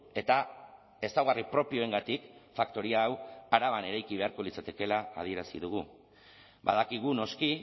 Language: Basque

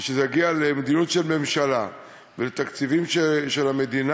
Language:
Hebrew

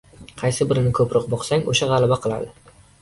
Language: Uzbek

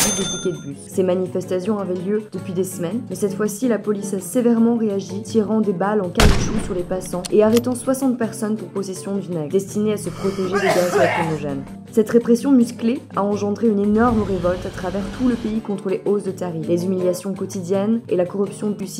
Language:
French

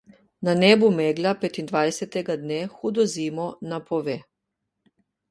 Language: Slovenian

